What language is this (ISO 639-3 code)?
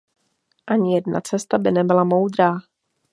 ces